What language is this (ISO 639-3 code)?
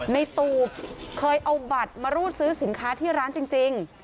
tha